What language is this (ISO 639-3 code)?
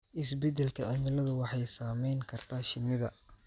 som